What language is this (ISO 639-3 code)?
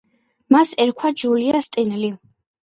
kat